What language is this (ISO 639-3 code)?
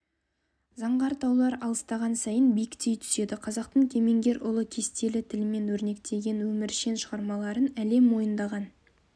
kaz